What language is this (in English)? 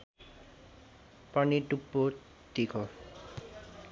Nepali